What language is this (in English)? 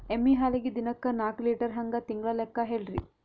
Kannada